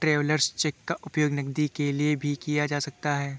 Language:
Hindi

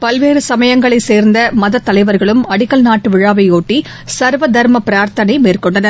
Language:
Tamil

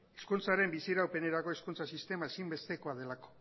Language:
Basque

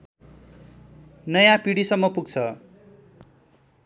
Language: Nepali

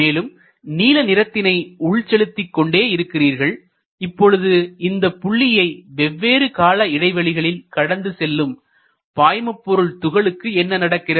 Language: Tamil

